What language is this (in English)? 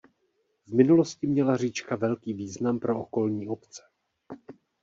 Czech